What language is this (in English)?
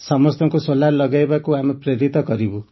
Odia